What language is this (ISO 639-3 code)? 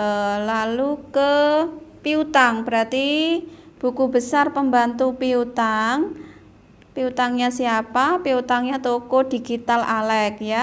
ind